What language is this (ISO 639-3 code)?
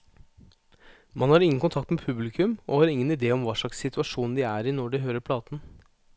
nor